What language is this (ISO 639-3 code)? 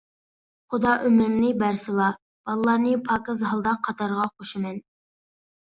uig